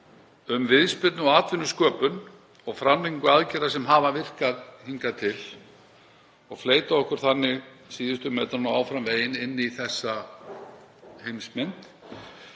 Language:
Icelandic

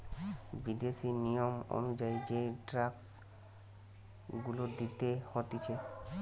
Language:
Bangla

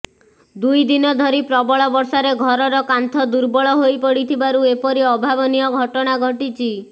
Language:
Odia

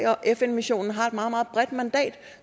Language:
Danish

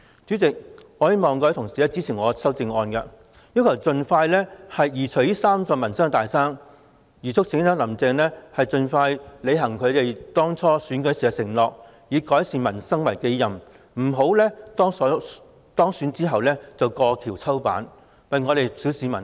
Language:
Cantonese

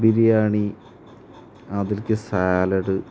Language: Malayalam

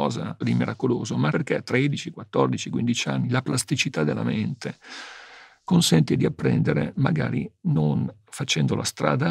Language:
Italian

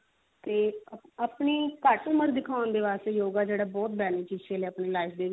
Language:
Punjabi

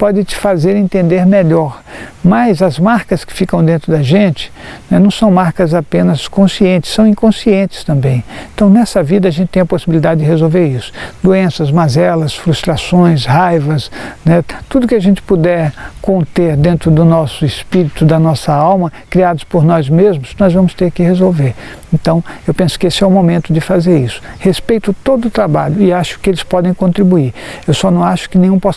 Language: Portuguese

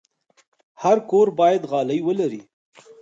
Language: Pashto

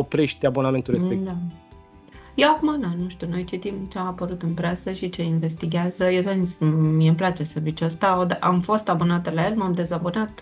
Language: Romanian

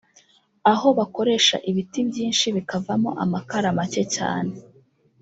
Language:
Kinyarwanda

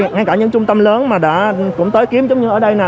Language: Vietnamese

